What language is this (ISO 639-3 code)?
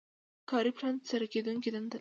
pus